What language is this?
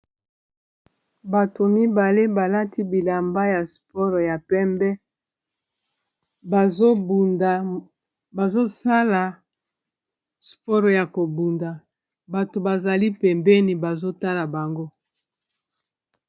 Lingala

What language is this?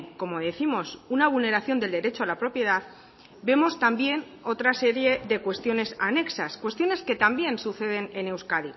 Spanish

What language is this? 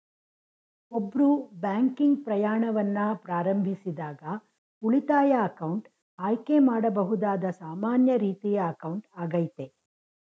Kannada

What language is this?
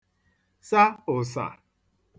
Igbo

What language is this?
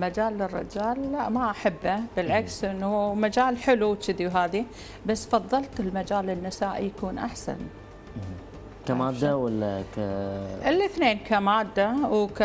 Arabic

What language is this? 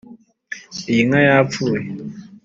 Kinyarwanda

